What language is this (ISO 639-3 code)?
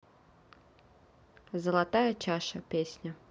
rus